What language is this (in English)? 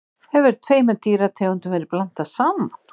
Icelandic